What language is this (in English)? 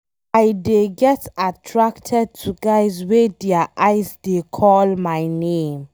Nigerian Pidgin